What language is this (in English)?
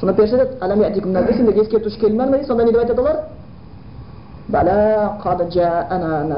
Bulgarian